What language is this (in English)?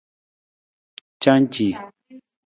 Nawdm